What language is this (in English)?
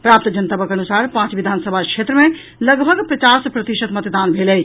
Maithili